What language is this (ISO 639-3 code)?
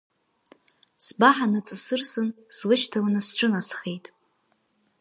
abk